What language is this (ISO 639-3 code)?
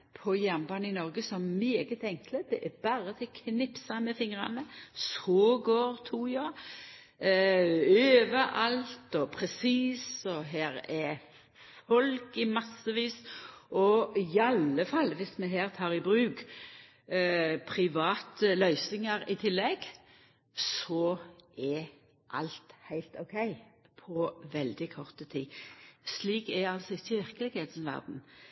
nno